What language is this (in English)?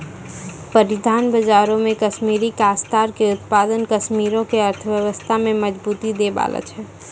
Maithili